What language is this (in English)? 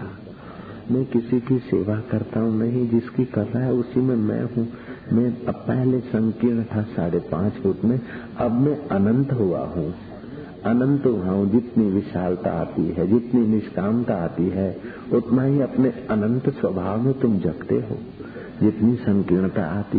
Hindi